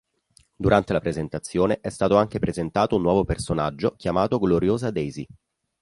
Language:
Italian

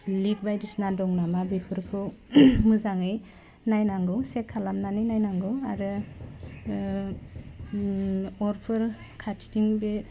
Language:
Bodo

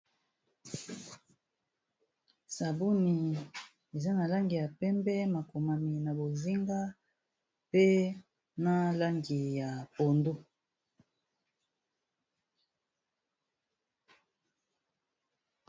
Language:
Lingala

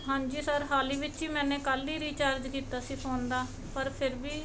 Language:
Punjabi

